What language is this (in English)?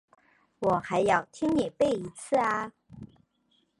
Chinese